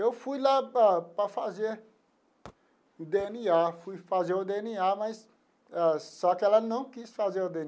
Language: Portuguese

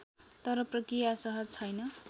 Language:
Nepali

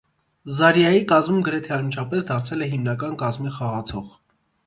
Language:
Armenian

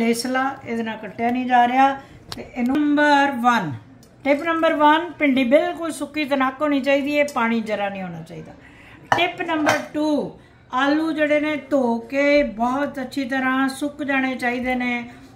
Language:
Punjabi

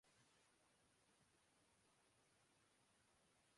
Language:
Urdu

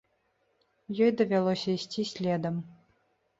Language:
Belarusian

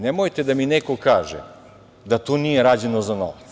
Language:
Serbian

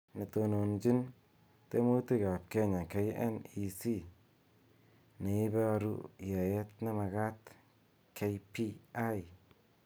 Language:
Kalenjin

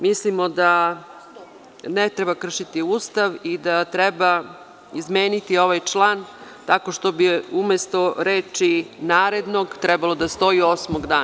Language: Serbian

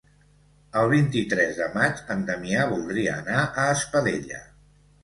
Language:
Catalan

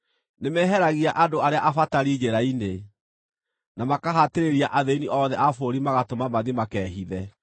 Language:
Kikuyu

